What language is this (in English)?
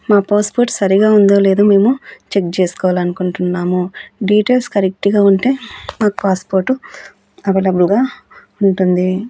Telugu